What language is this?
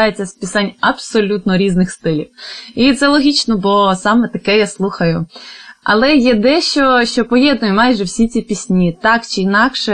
Ukrainian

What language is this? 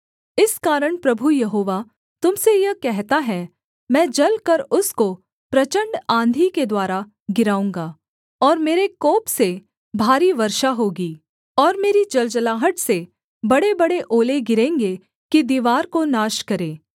Hindi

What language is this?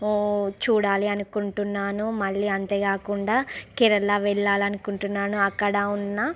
Telugu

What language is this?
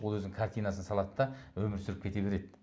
Kazakh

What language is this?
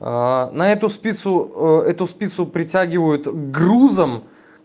Russian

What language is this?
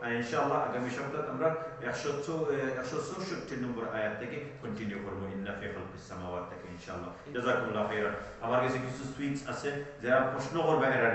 Arabic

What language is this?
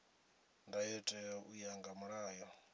Venda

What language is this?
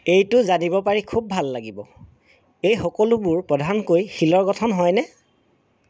Assamese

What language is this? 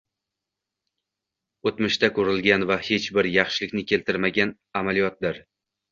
Uzbek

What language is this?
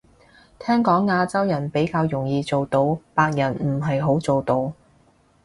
Cantonese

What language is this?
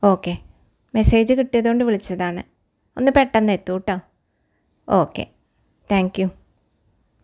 Malayalam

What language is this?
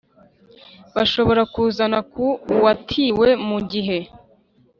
Kinyarwanda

